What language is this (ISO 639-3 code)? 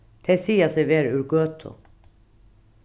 fao